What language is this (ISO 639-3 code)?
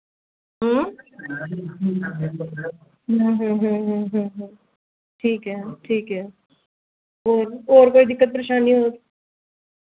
doi